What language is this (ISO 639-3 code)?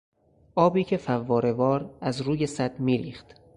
fas